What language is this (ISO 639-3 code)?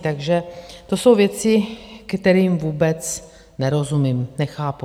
ces